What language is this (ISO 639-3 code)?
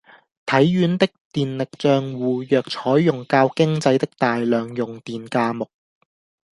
yue